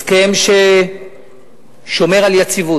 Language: Hebrew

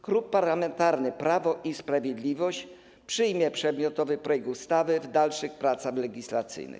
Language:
Polish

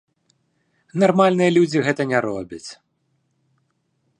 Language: Belarusian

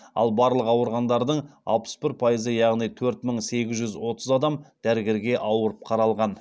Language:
Kazakh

